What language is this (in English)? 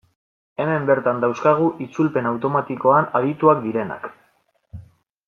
Basque